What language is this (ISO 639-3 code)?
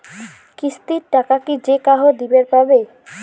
ben